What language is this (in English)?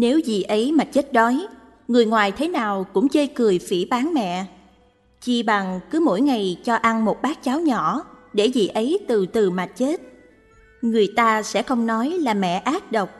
Vietnamese